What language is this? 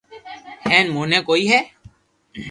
Loarki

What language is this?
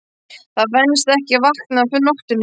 Icelandic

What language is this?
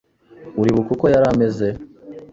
Kinyarwanda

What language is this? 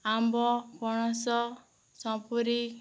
Odia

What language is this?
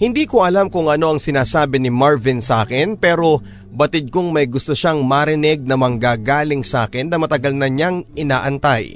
Filipino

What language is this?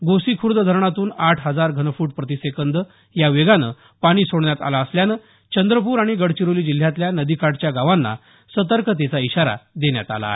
Marathi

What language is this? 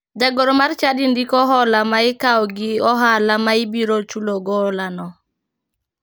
Luo (Kenya and Tanzania)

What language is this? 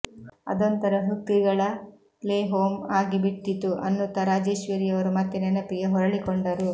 Kannada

